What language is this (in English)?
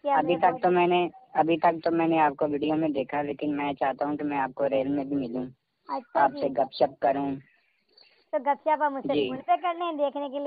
Hindi